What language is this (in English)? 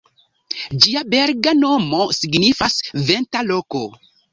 Esperanto